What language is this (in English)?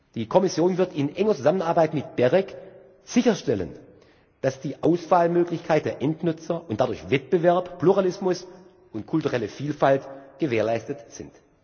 German